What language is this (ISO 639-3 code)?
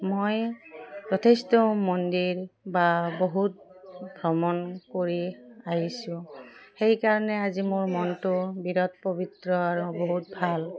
asm